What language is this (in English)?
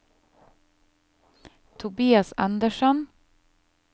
Norwegian